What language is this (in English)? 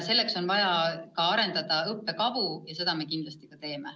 Estonian